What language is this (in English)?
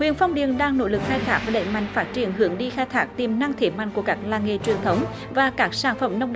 Vietnamese